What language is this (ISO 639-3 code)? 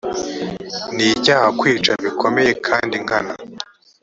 kin